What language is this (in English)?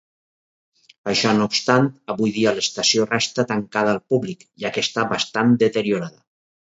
Catalan